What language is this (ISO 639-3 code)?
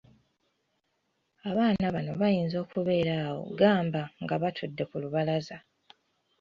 lug